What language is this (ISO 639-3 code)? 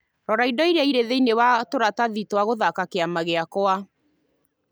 kik